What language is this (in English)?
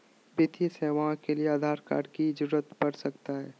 Magahi